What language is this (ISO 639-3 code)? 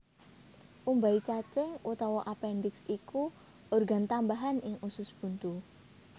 jav